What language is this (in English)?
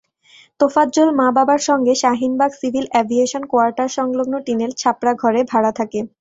Bangla